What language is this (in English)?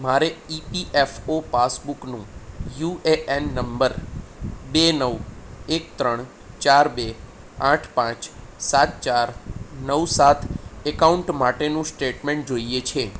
Gujarati